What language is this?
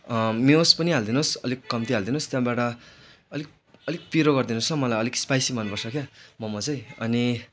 Nepali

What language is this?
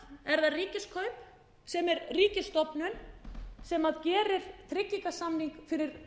Icelandic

